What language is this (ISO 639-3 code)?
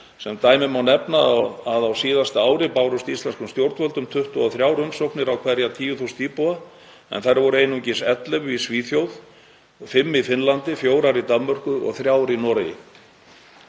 isl